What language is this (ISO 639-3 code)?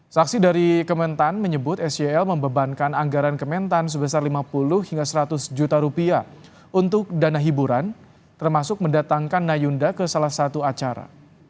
ind